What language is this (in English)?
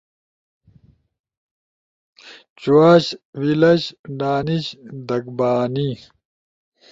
Ushojo